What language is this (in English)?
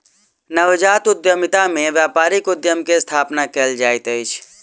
Maithili